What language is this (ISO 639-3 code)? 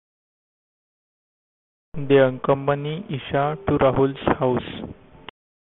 eng